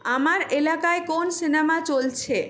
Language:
Bangla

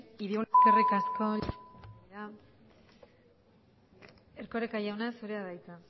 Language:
Basque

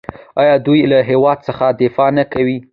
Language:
Pashto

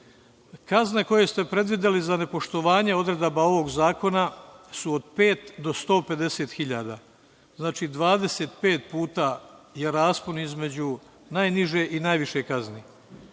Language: Serbian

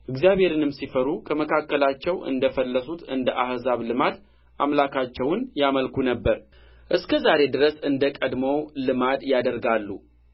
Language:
Amharic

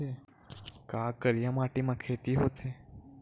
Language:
Chhattisgarhi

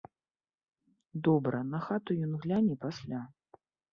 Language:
Belarusian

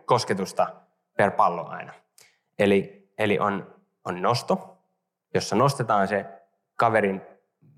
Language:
Finnish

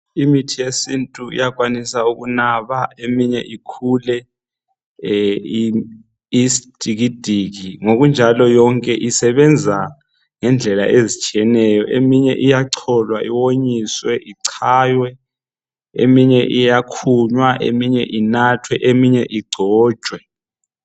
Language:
North Ndebele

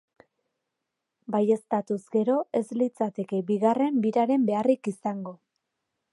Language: Basque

